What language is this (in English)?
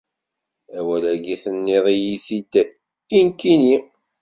Kabyle